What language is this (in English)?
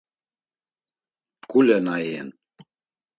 Laz